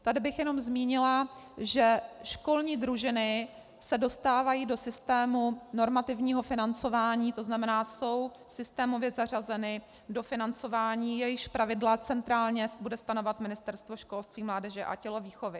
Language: Czech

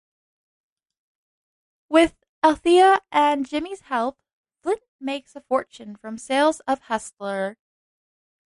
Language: English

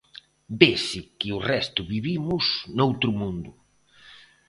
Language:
Galician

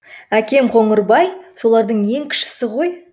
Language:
Kazakh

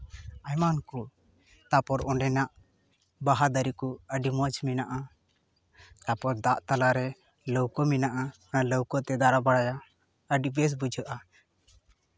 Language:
Santali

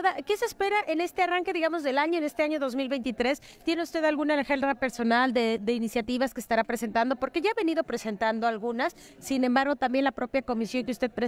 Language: Spanish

